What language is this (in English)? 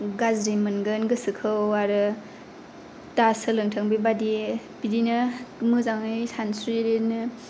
Bodo